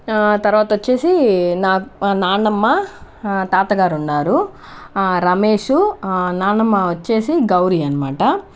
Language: Telugu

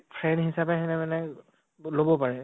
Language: Assamese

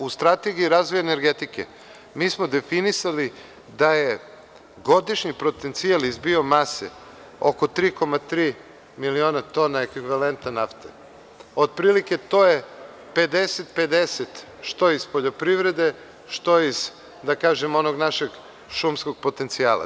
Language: Serbian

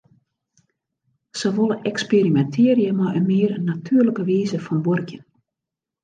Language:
Western Frisian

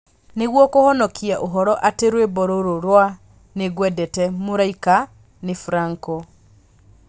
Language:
Kikuyu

